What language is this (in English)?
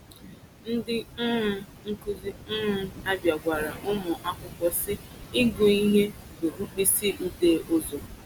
Igbo